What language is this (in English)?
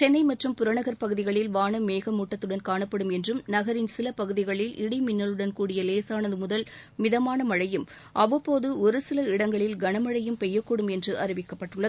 Tamil